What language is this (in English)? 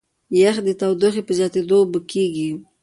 Pashto